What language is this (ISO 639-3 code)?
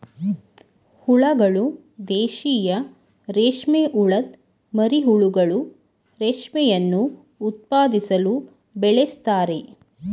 kan